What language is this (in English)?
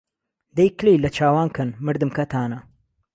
Central Kurdish